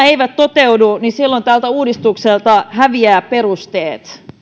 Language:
Finnish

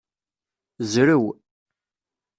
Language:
Kabyle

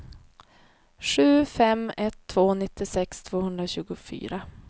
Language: Swedish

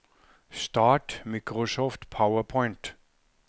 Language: Norwegian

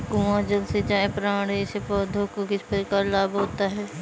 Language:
Hindi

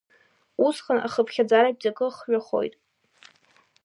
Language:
Abkhazian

